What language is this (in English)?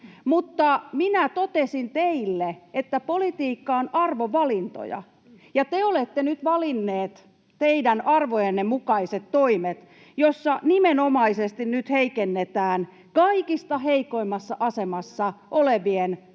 Finnish